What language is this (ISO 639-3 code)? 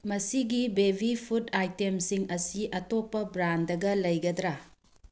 mni